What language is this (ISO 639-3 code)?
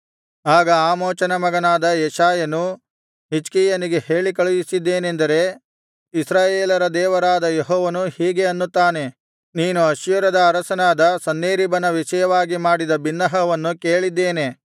kan